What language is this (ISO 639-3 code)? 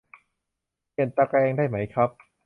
tha